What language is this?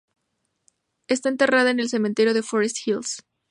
Spanish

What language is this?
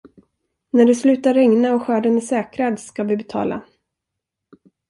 Swedish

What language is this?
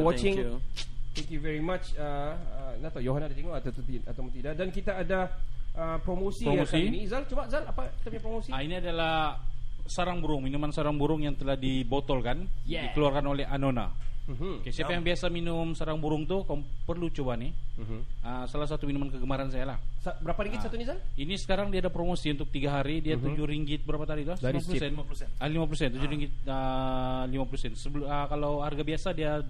Malay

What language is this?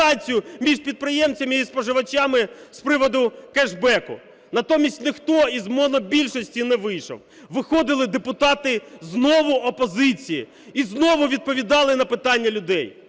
Ukrainian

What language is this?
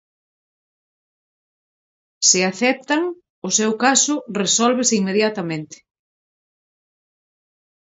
Galician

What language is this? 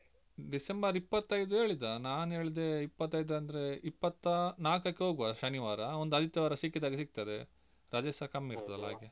Kannada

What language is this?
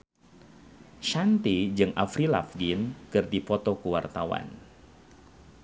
Sundanese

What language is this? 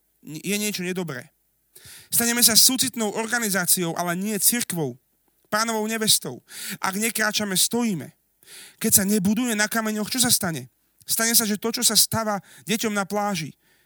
Slovak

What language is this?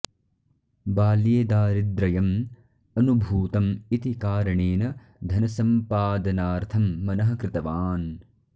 Sanskrit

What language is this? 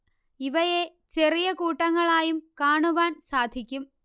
Malayalam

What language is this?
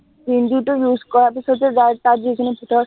Assamese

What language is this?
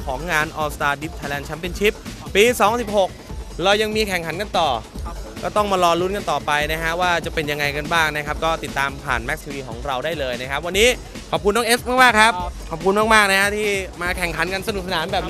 Thai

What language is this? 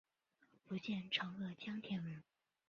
Chinese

